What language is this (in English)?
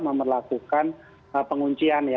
Indonesian